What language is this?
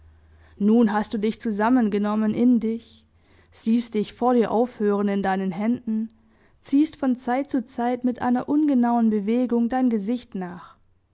German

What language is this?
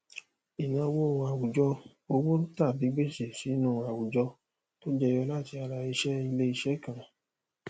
Yoruba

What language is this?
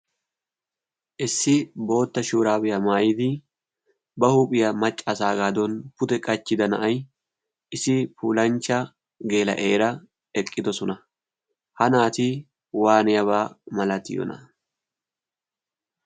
Wolaytta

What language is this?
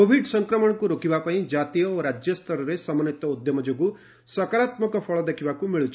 Odia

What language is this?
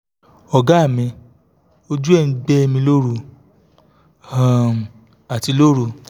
Yoruba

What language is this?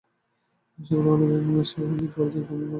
Bangla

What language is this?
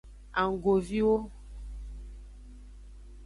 Aja (Benin)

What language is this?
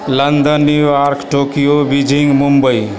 Maithili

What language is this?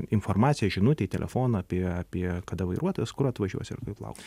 Lithuanian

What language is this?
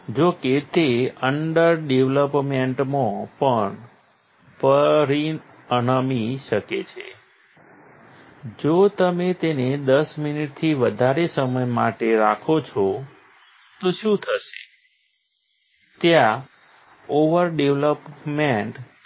Gujarati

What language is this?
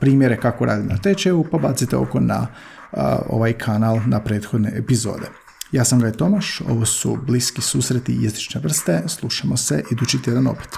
Croatian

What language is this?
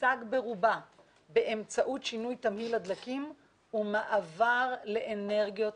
Hebrew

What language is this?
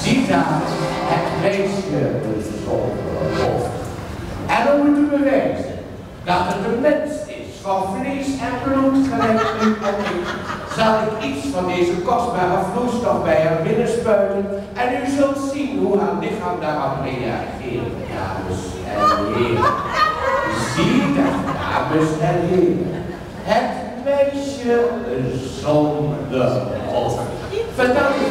Dutch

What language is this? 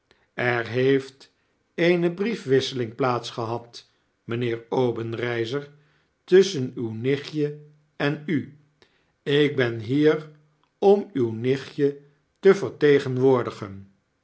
Dutch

